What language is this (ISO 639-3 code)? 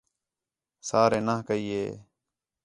xhe